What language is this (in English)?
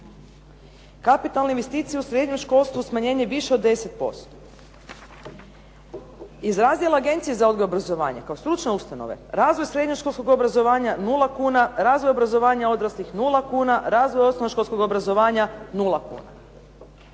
Croatian